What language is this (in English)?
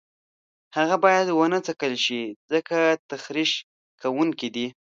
Pashto